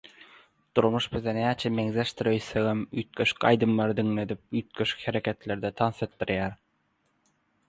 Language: Turkmen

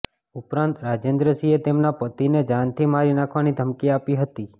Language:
Gujarati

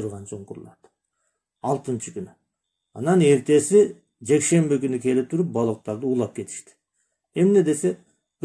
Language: Turkish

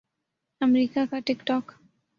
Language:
Urdu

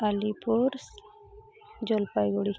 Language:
Santali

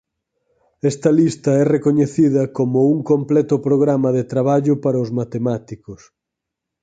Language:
Galician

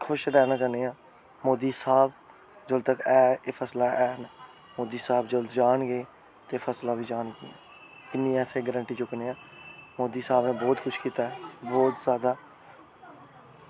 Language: Dogri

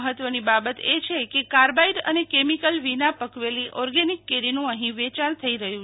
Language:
Gujarati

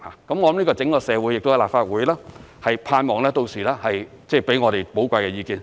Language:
Cantonese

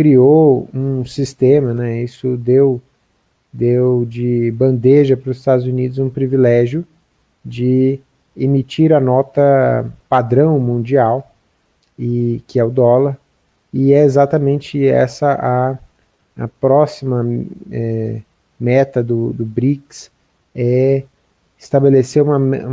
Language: Portuguese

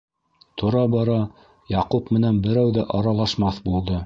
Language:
Bashkir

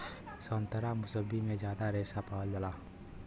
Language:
Bhojpuri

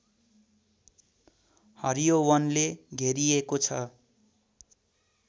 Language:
Nepali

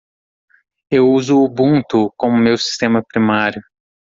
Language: Portuguese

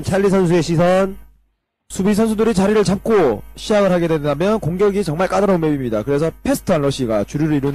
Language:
Korean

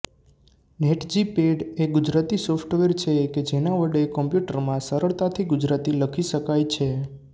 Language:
Gujarati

